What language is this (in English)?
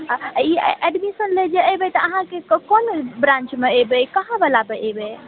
Maithili